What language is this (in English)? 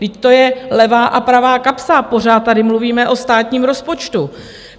Czech